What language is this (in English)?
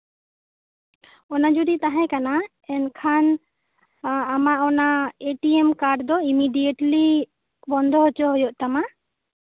Santali